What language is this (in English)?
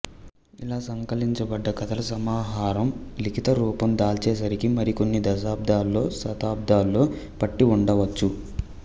Telugu